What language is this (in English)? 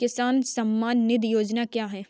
Hindi